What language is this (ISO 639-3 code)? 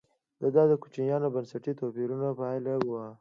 pus